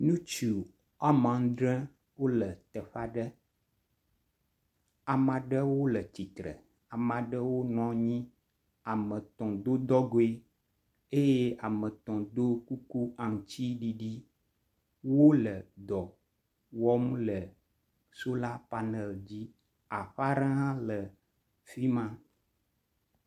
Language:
Ewe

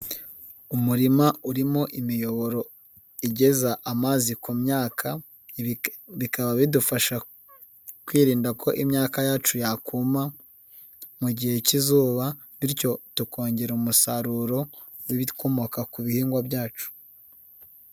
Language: Kinyarwanda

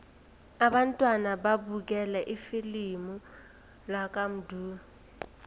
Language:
South Ndebele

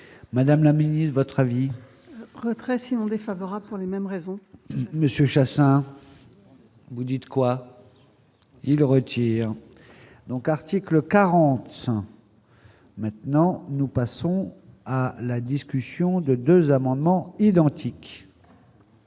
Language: French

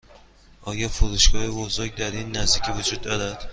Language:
Persian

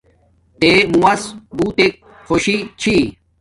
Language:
Domaaki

